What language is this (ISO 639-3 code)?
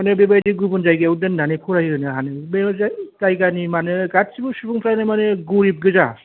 brx